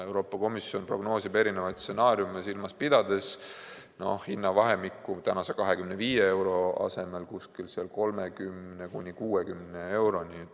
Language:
Estonian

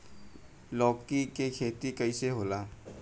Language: Bhojpuri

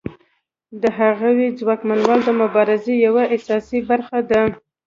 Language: Pashto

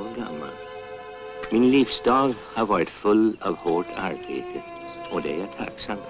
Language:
Swedish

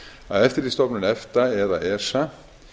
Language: Icelandic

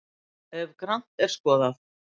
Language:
Icelandic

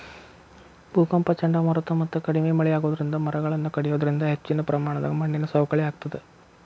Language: Kannada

